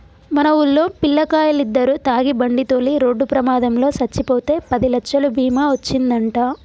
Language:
Telugu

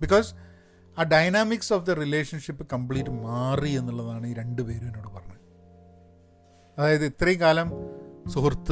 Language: Malayalam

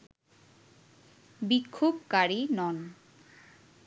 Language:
Bangla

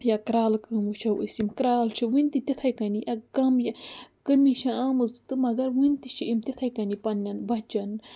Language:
Kashmiri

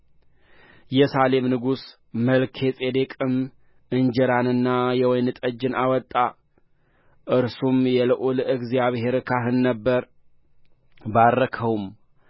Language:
Amharic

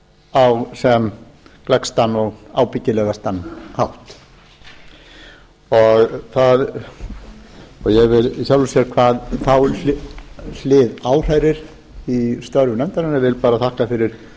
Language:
Icelandic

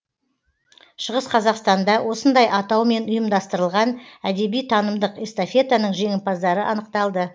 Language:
Kazakh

